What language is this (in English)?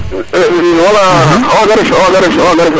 Serer